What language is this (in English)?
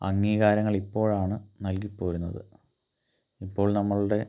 Malayalam